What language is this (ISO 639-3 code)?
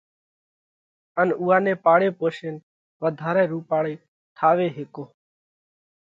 kvx